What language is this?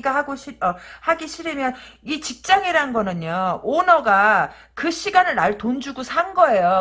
Korean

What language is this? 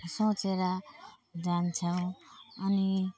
Nepali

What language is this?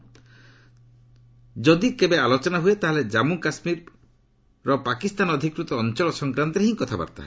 Odia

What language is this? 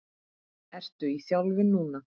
Icelandic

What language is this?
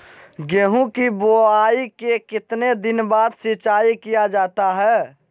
Magahi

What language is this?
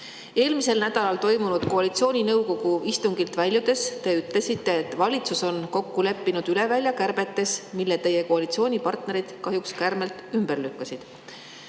Estonian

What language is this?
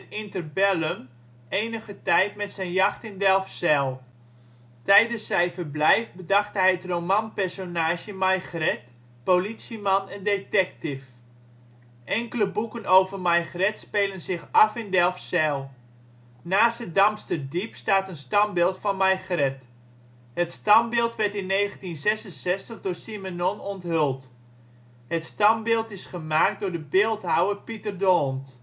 Dutch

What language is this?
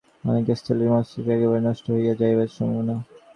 Bangla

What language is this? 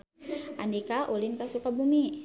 Sundanese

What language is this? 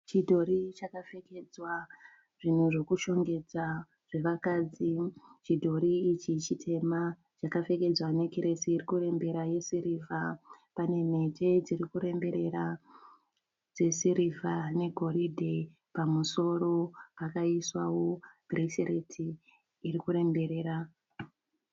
Shona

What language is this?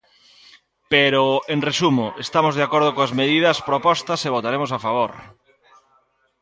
Galician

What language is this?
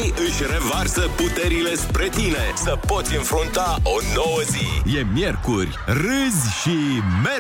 Romanian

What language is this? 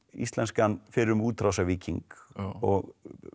Icelandic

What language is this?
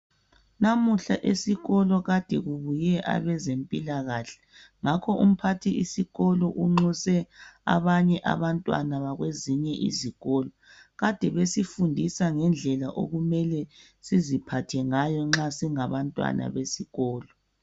North Ndebele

